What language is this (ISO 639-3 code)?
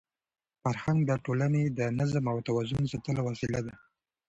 pus